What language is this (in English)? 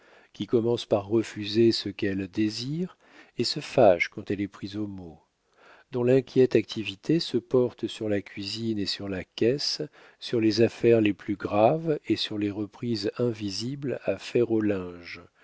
French